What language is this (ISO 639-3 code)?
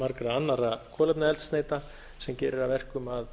isl